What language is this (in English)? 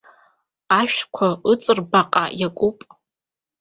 Abkhazian